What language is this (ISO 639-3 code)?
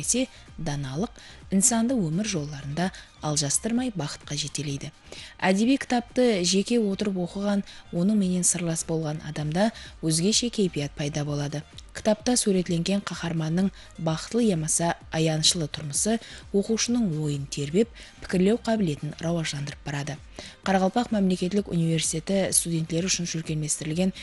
rus